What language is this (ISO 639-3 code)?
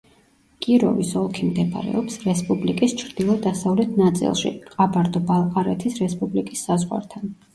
kat